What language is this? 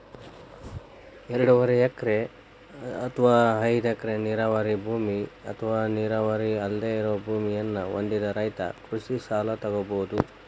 Kannada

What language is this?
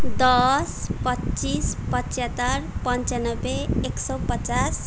Nepali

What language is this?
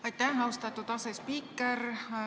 Estonian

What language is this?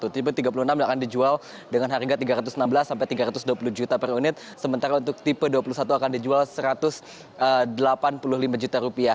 Indonesian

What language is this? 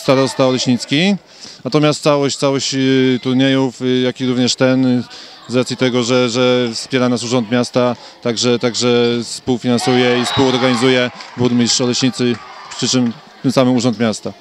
Polish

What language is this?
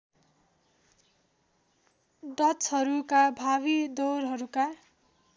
Nepali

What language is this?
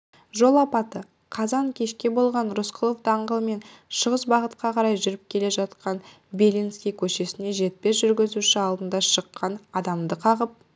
Kazakh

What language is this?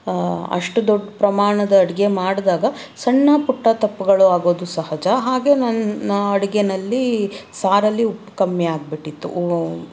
Kannada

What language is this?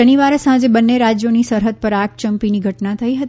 Gujarati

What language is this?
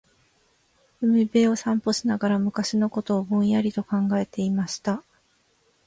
Japanese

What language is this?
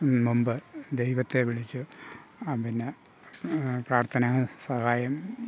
Malayalam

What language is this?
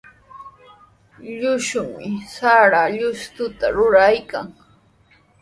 Sihuas Ancash Quechua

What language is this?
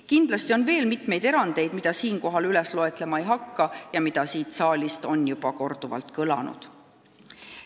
Estonian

